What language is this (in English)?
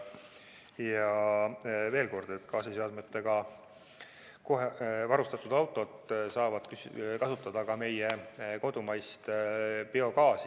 Estonian